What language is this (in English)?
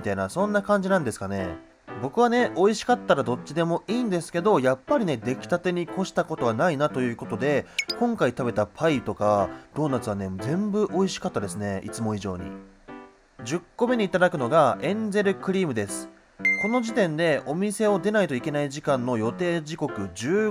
Japanese